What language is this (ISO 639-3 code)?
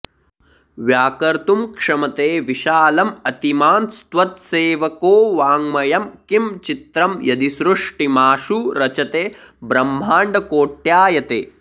san